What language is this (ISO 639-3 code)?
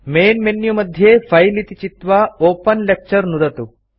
san